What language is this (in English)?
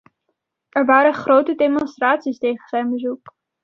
Dutch